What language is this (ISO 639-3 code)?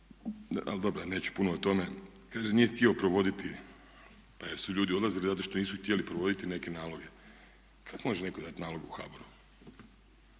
hrv